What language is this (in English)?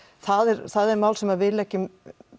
Icelandic